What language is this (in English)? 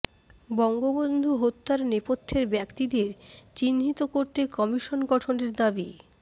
Bangla